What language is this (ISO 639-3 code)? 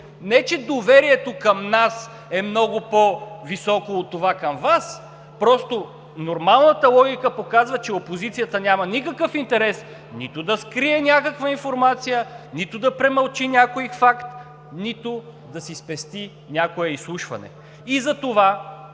bul